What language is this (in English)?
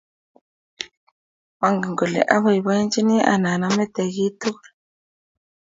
Kalenjin